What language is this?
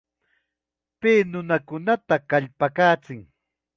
Chiquián Ancash Quechua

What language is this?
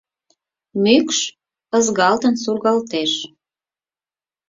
Mari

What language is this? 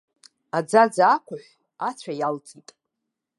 Abkhazian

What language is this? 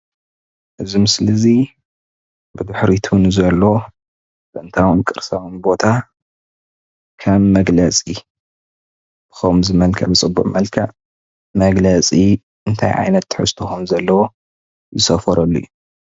Tigrinya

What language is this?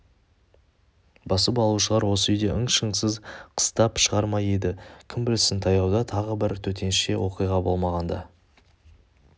Kazakh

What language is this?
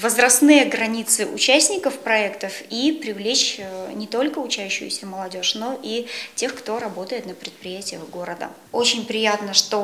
Russian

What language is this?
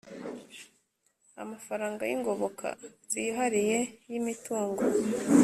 Kinyarwanda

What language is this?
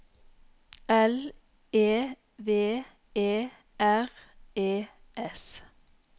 Norwegian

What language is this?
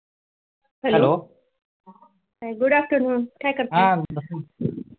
Marathi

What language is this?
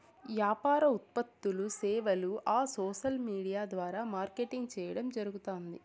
Telugu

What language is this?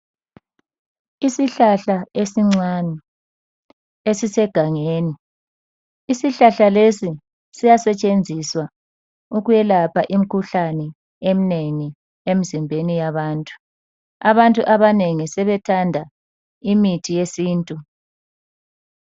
North Ndebele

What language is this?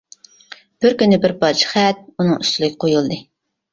Uyghur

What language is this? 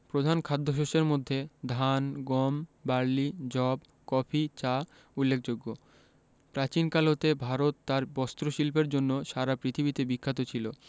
Bangla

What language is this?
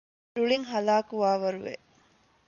Divehi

